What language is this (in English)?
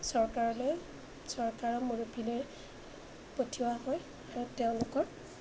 Assamese